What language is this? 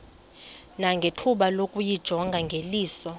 Xhosa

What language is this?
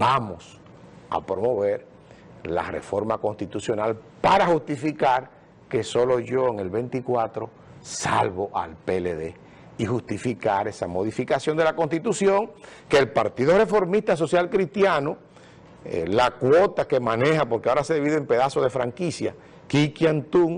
Spanish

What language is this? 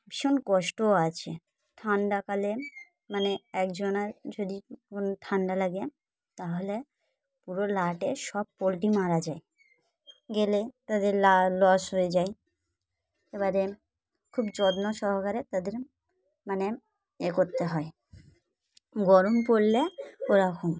Bangla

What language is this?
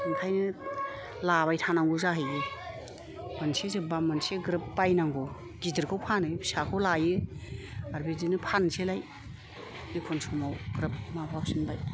Bodo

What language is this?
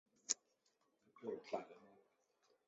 Chinese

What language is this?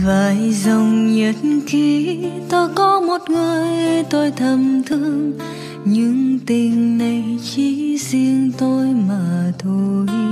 Vietnamese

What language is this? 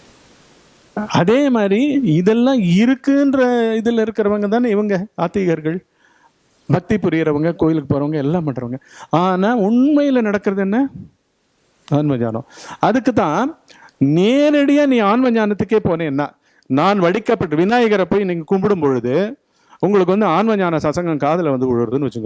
Tamil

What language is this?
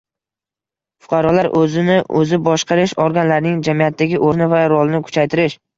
Uzbek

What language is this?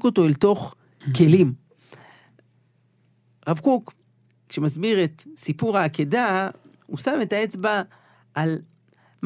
Hebrew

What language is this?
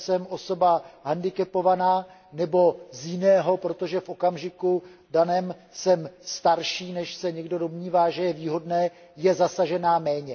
Czech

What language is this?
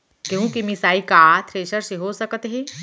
Chhattisgarhi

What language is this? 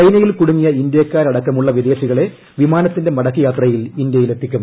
Malayalam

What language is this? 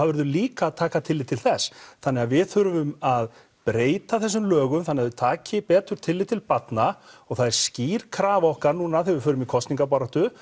Icelandic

